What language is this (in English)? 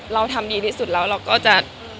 Thai